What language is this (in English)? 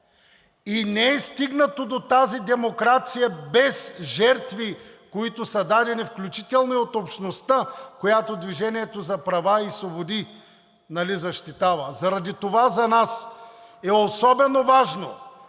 Bulgarian